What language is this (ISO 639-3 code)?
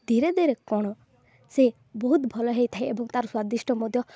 ori